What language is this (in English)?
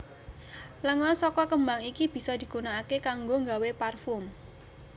Javanese